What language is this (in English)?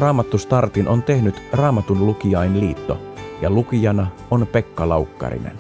Finnish